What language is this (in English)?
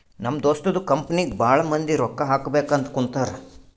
Kannada